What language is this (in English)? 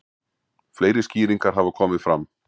Icelandic